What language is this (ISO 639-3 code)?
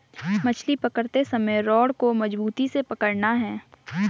hin